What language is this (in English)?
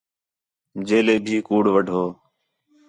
Khetrani